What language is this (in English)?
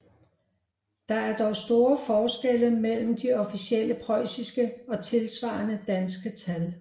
Danish